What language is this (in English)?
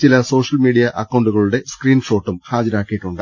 Malayalam